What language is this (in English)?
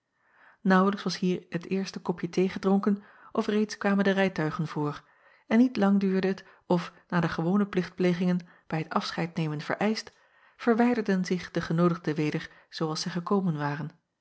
Dutch